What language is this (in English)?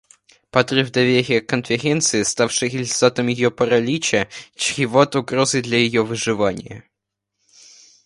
Russian